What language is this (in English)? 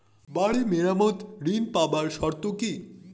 Bangla